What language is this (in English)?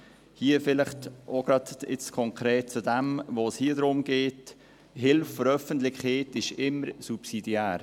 Swiss German